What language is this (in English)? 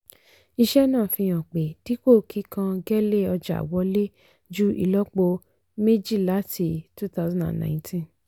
Yoruba